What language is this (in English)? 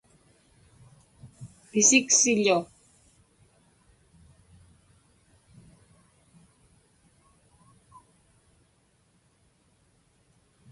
Inupiaq